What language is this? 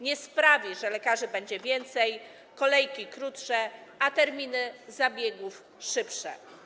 Polish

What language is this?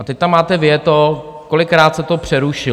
Czech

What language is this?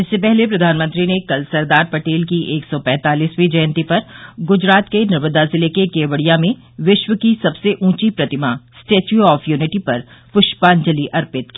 Hindi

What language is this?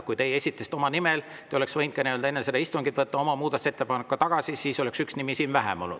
Estonian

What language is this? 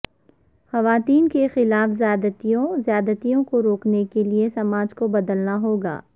Urdu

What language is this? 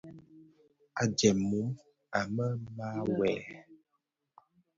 Bafia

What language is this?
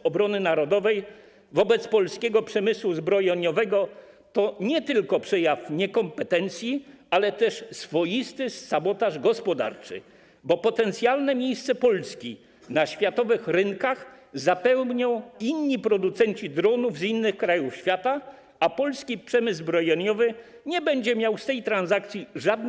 Polish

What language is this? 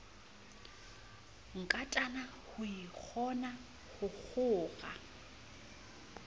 Southern Sotho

